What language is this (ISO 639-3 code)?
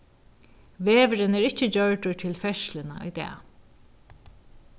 fao